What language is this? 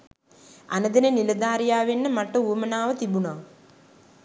Sinhala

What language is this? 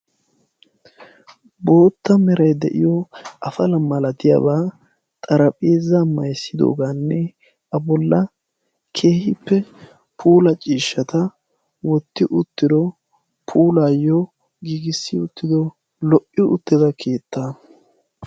Wolaytta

